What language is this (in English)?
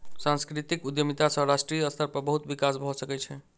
Maithili